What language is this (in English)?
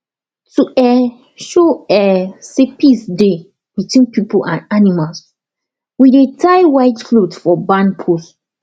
Nigerian Pidgin